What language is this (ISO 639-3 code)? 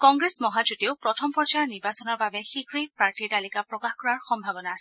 asm